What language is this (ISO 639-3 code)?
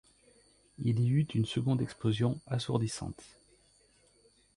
fra